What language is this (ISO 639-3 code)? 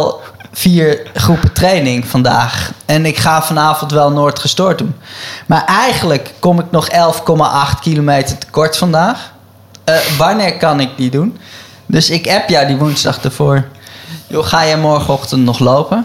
nld